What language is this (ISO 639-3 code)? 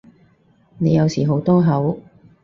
yue